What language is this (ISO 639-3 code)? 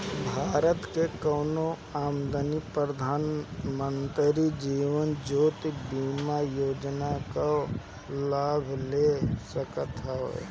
bho